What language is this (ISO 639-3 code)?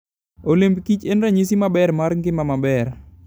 luo